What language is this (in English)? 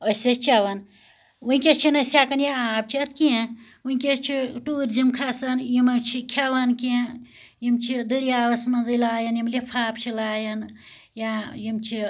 Kashmiri